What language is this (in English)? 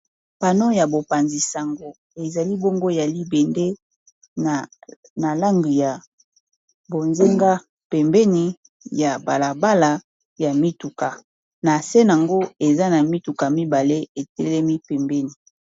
Lingala